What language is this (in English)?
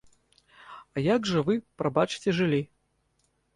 Belarusian